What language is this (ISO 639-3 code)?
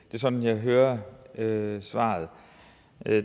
dan